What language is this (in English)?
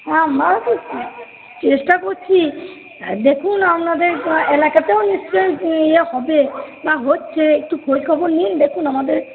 Bangla